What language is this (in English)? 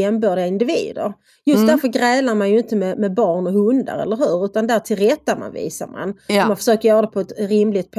Swedish